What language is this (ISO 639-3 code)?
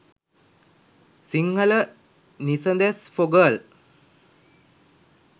sin